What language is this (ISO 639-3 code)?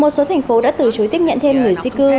vie